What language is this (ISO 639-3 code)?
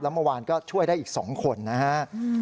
tha